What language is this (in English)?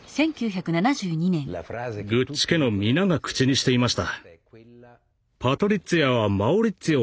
Japanese